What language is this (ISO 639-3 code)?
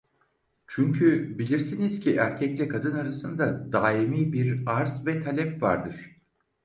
tur